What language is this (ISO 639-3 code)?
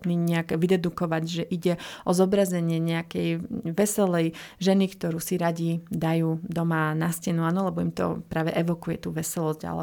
slk